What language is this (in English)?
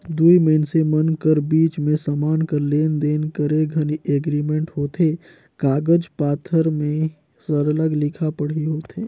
Chhattisgarhi